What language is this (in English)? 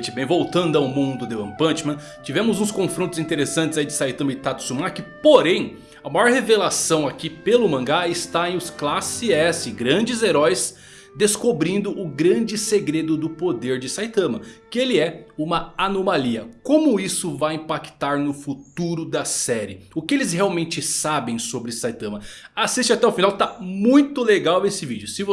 Portuguese